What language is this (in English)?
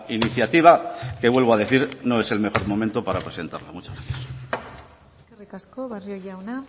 Spanish